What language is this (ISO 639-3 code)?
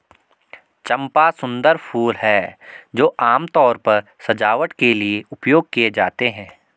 hin